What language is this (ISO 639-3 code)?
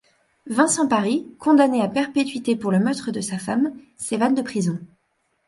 fra